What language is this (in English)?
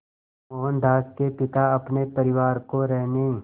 Hindi